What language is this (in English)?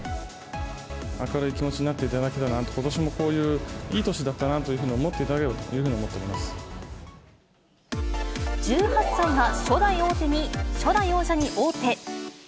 Japanese